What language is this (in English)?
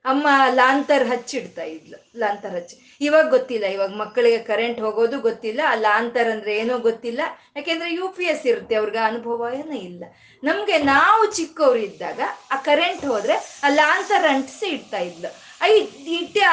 Kannada